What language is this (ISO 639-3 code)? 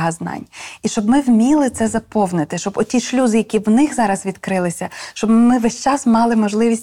ukr